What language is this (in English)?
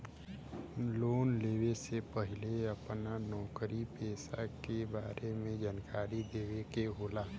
Bhojpuri